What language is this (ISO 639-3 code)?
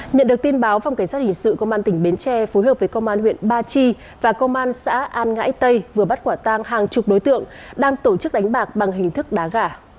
vie